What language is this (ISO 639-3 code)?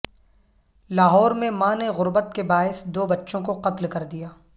urd